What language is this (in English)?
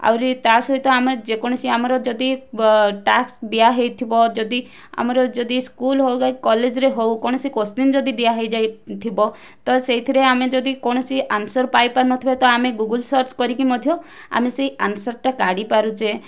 Odia